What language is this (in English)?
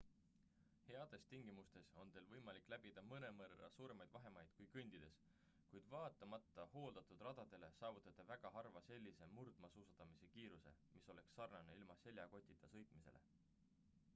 Estonian